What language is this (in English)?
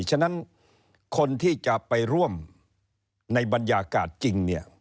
Thai